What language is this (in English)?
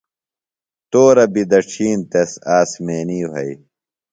Phalura